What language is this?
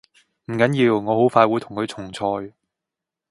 Cantonese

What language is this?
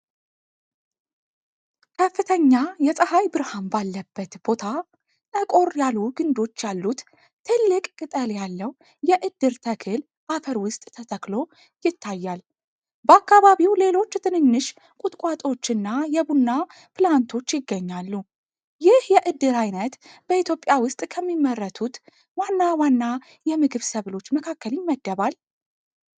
Amharic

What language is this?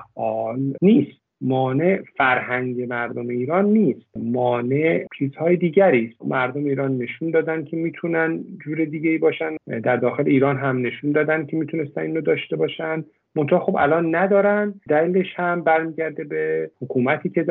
Persian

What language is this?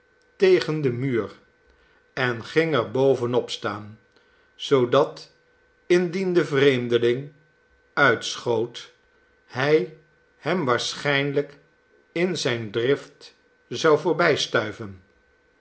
Dutch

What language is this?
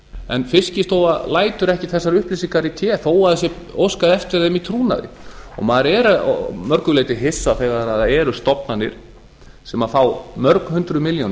Icelandic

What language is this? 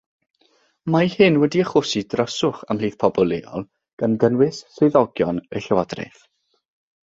Welsh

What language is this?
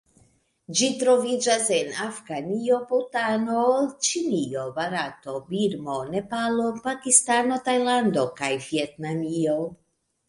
Esperanto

